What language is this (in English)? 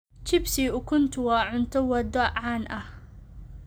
Somali